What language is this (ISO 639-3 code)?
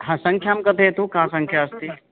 san